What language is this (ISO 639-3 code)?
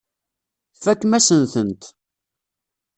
kab